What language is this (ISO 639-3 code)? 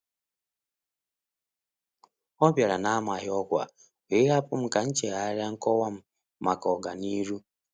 ibo